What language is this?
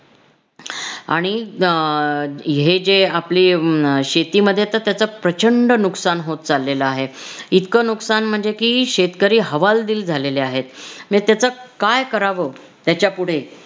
Marathi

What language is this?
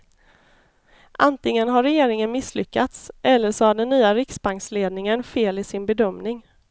Swedish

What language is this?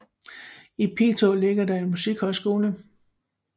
Danish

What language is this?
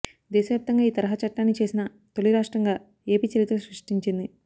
Telugu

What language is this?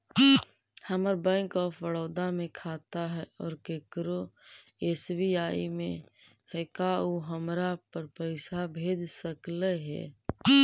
Magahi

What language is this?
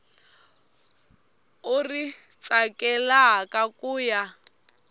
Tsonga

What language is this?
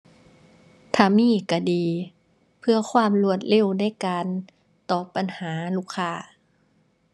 Thai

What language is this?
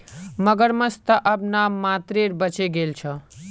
Magahi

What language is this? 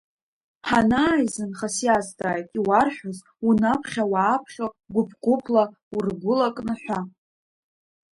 Abkhazian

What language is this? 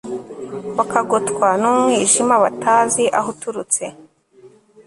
Kinyarwanda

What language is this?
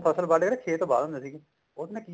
Punjabi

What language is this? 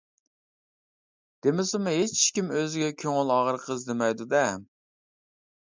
Uyghur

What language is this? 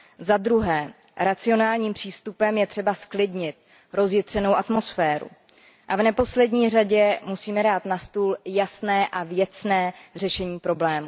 Czech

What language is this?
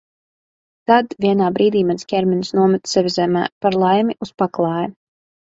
Latvian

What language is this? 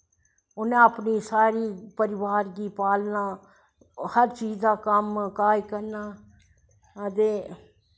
Dogri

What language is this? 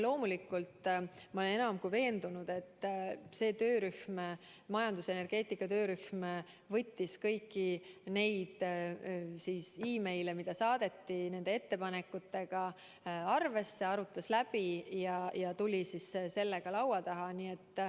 Estonian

